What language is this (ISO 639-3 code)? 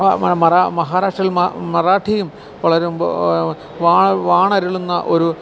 mal